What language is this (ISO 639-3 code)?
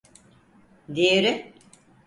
tur